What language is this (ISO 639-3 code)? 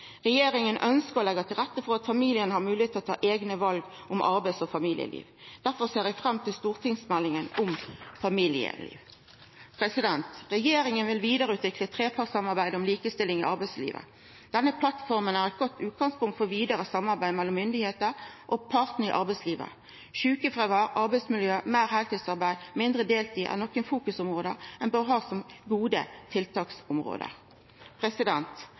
nno